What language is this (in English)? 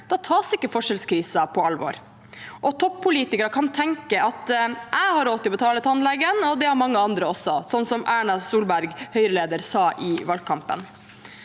Norwegian